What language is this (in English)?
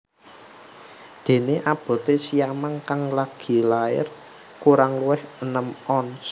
Javanese